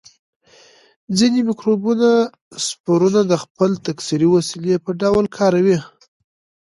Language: Pashto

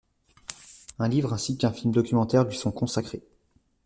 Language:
French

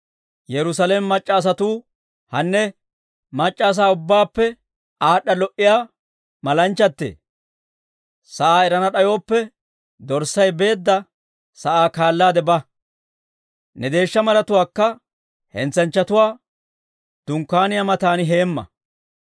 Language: Dawro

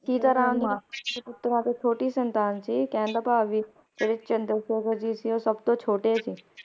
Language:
Punjabi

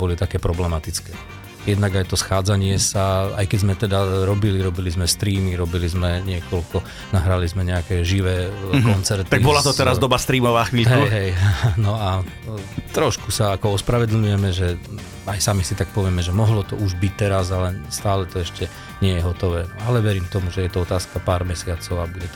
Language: Slovak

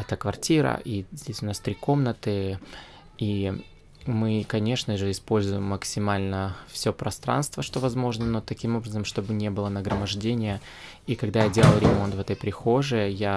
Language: Russian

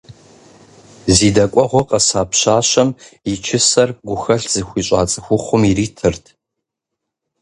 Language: Kabardian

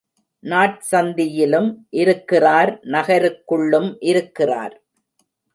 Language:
Tamil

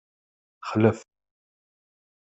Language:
Kabyle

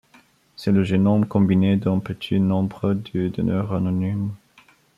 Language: French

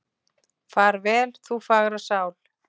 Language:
Icelandic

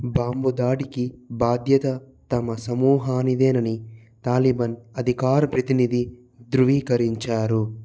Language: Telugu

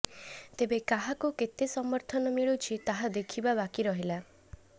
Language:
Odia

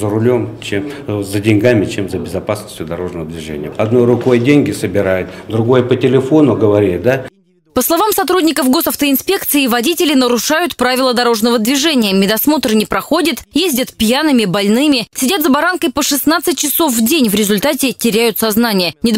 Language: Russian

